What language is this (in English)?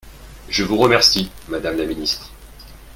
French